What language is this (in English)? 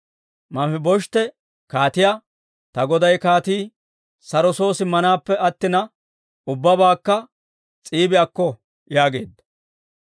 Dawro